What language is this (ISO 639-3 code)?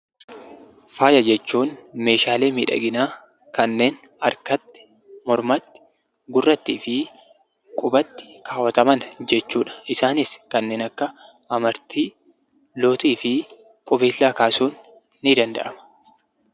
orm